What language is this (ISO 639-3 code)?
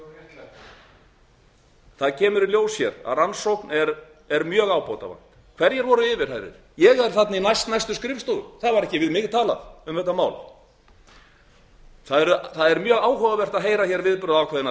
isl